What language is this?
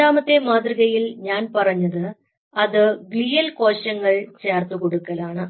Malayalam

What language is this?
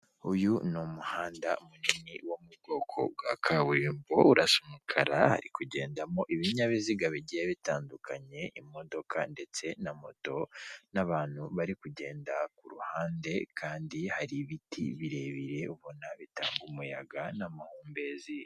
Kinyarwanda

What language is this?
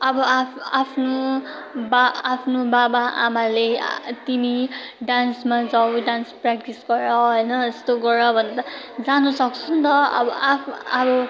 Nepali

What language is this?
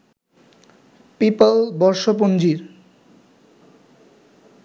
Bangla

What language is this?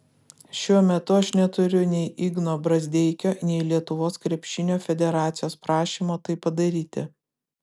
Lithuanian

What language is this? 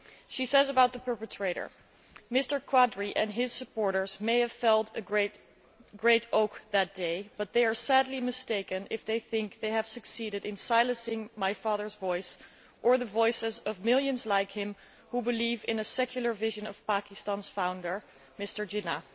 English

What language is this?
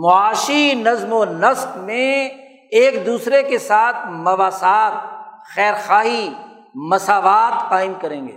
Urdu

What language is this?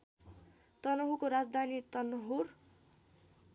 Nepali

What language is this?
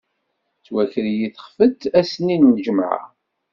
Kabyle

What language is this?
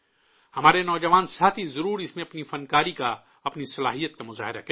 Urdu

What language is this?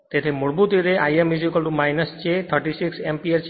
Gujarati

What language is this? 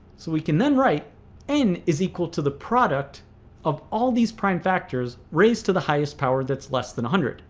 English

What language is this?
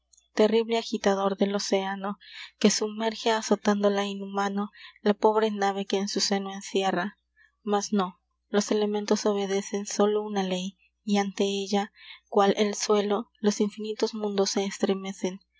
Spanish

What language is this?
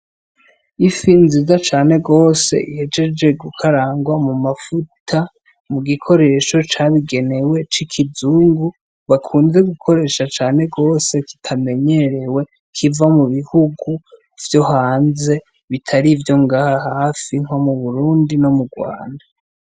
Rundi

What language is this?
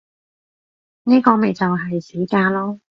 Cantonese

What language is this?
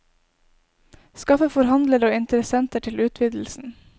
Norwegian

